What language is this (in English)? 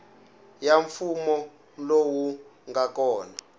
Tsonga